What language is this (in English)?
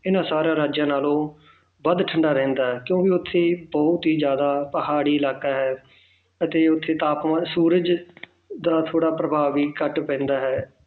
Punjabi